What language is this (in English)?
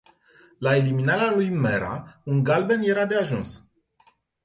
Romanian